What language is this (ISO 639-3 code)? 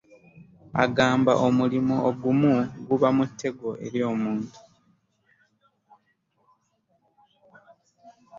lug